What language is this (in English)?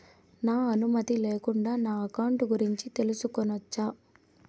Telugu